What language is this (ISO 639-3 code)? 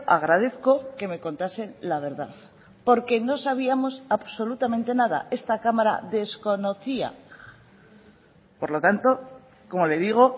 spa